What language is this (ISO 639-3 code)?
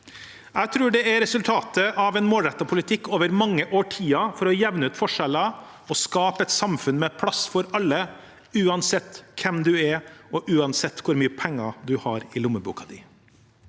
nor